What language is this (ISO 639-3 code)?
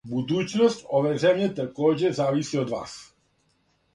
srp